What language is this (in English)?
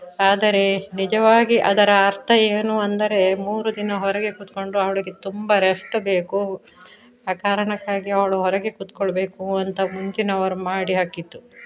Kannada